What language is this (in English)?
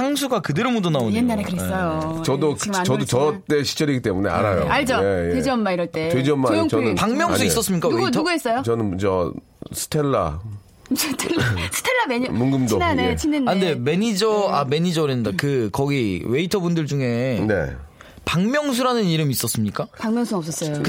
Korean